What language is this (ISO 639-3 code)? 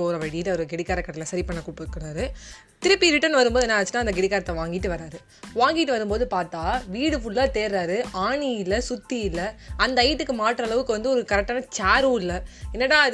tam